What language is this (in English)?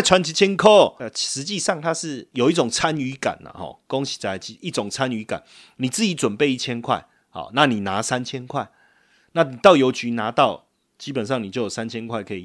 Chinese